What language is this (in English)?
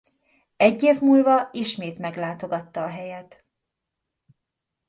Hungarian